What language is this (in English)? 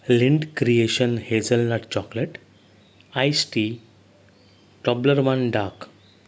Konkani